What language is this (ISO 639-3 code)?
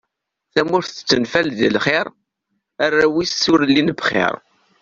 kab